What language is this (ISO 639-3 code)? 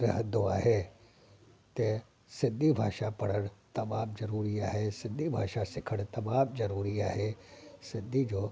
snd